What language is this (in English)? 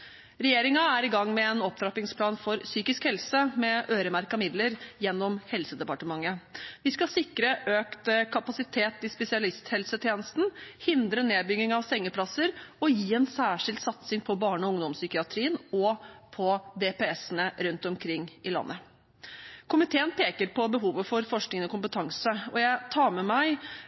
Norwegian Bokmål